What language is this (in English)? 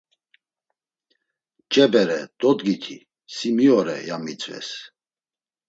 Laz